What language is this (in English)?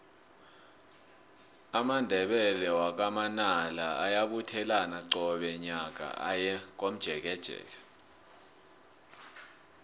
South Ndebele